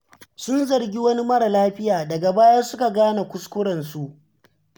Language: Hausa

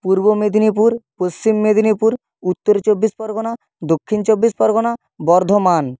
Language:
Bangla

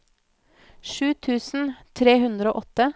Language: Norwegian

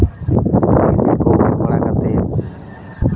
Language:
Santali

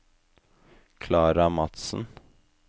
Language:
Norwegian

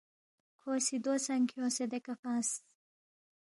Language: Balti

